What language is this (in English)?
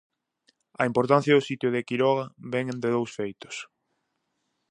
Galician